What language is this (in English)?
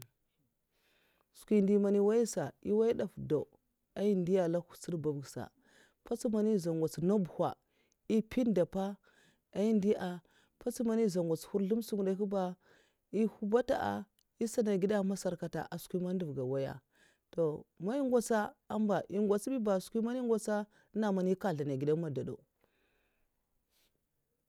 Mafa